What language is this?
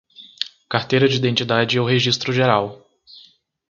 Portuguese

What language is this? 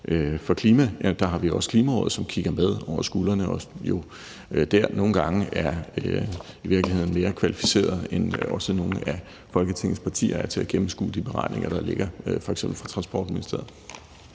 Danish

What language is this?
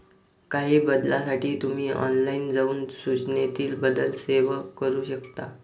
Marathi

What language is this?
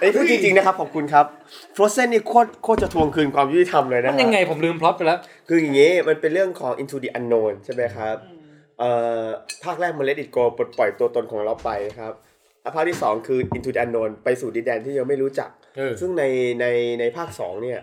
Thai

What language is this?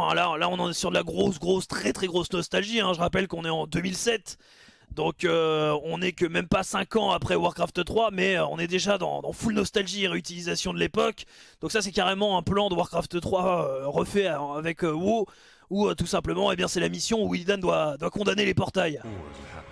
French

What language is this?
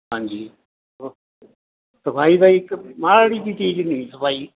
Punjabi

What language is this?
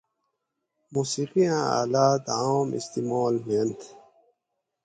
Gawri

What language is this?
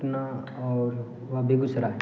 Maithili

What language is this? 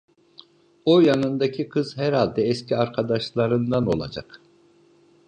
Turkish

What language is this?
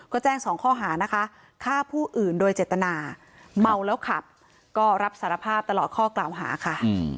Thai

